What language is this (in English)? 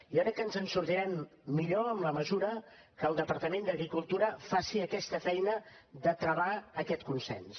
Catalan